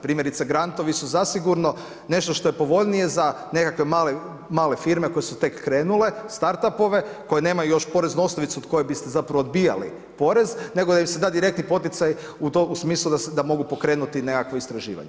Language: Croatian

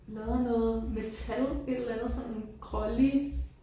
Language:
Danish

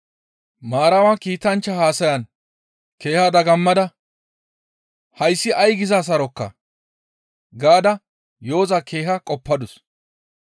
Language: Gamo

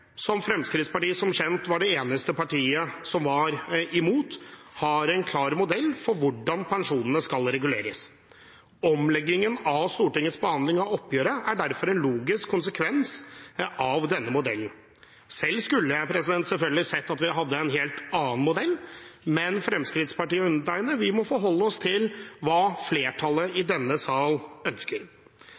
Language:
Norwegian Bokmål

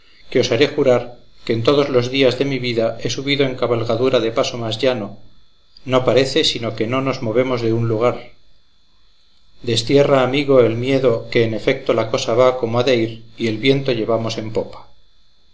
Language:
Spanish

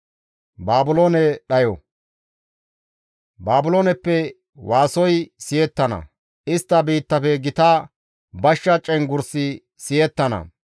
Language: Gamo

